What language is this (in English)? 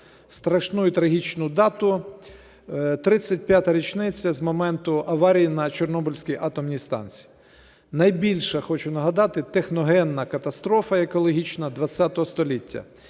Ukrainian